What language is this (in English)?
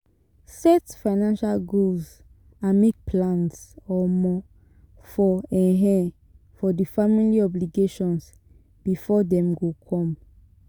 Nigerian Pidgin